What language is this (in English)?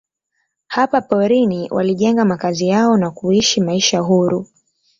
Swahili